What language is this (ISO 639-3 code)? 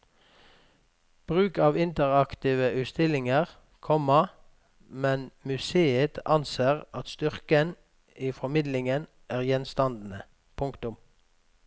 nor